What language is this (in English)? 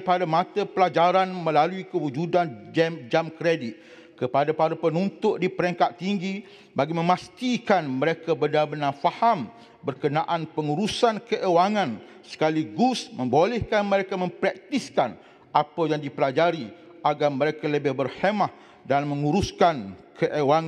Malay